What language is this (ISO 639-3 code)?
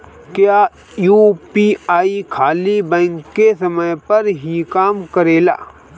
bho